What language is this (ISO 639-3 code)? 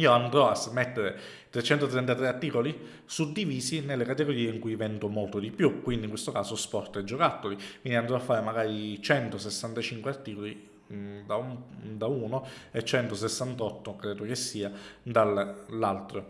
ita